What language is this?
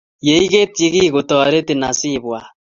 Kalenjin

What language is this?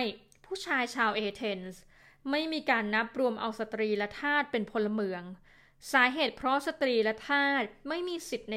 Thai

